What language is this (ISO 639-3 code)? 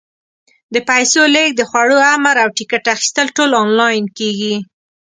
pus